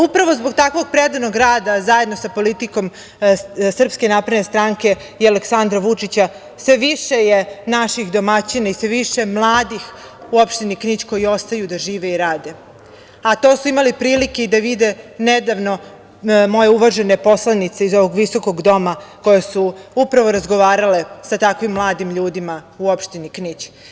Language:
Serbian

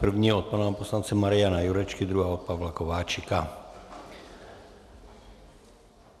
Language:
Czech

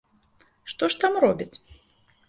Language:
Belarusian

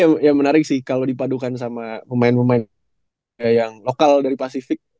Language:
Indonesian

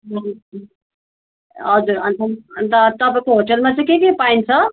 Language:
Nepali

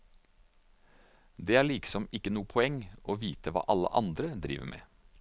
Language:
Norwegian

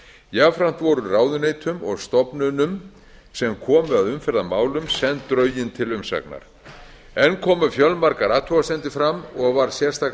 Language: Icelandic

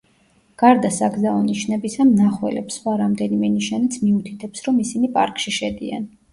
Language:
Georgian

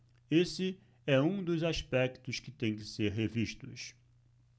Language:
Portuguese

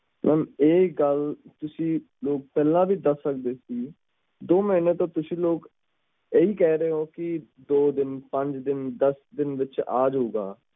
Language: Punjabi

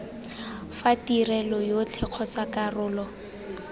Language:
Tswana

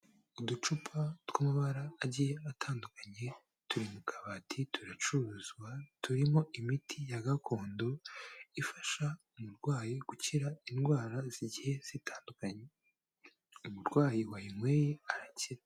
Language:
Kinyarwanda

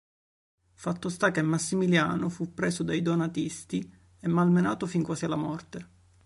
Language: Italian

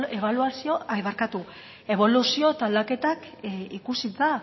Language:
Basque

